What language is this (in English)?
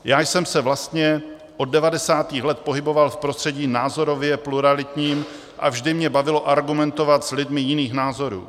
Czech